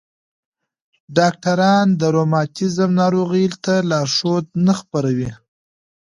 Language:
Pashto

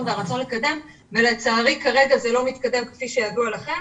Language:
Hebrew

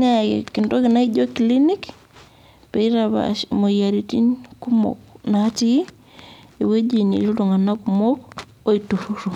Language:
Masai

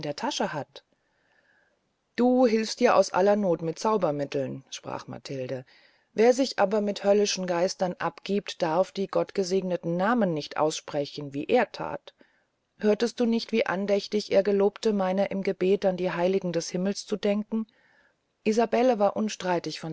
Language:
German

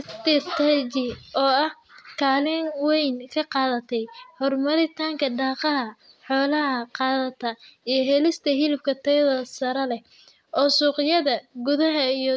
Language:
Somali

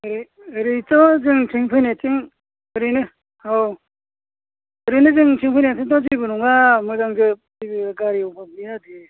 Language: Bodo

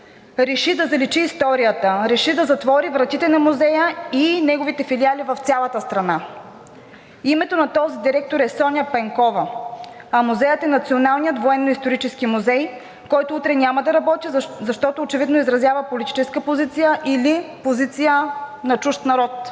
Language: Bulgarian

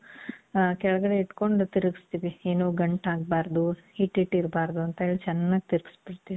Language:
Kannada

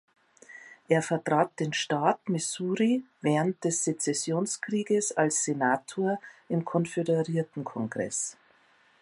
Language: German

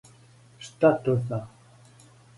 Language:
Serbian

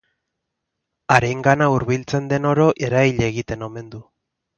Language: Basque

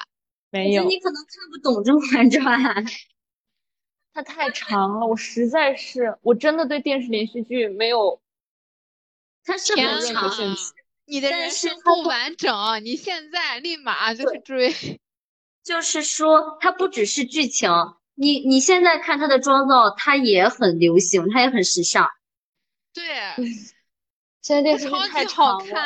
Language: Chinese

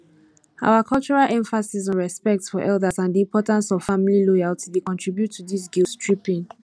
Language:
Nigerian Pidgin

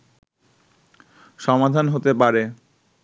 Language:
Bangla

